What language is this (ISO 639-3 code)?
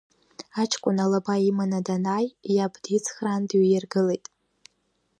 abk